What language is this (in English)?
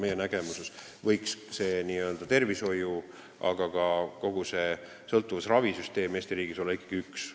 Estonian